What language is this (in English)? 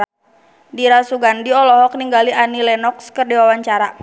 Sundanese